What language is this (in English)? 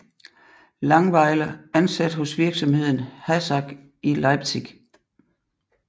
Danish